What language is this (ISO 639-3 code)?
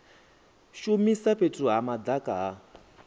ven